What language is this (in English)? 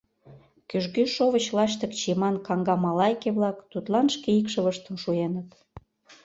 Mari